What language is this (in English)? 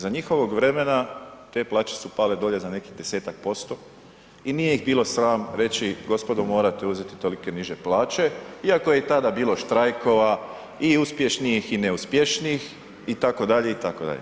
Croatian